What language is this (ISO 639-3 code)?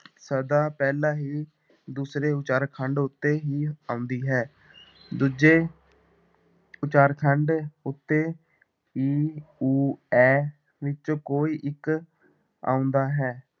pan